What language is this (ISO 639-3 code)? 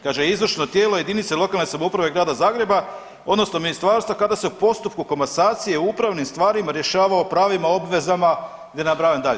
hrv